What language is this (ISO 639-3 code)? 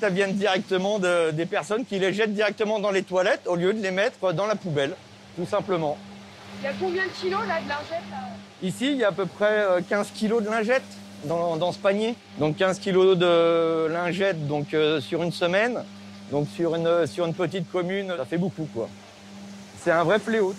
fra